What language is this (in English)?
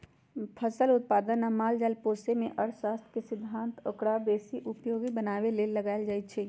Magahi